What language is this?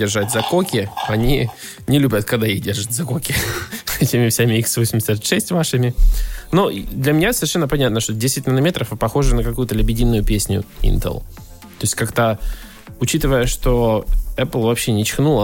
Russian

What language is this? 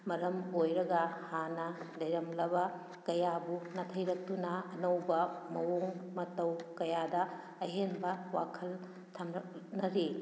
Manipuri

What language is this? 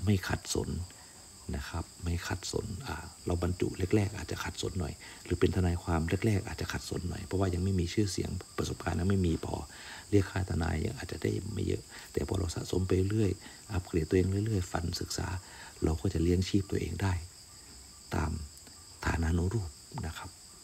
Thai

